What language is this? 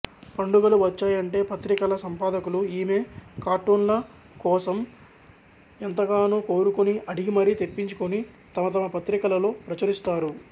Telugu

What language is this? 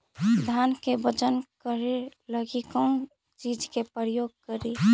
Magahi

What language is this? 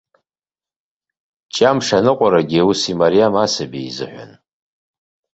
Abkhazian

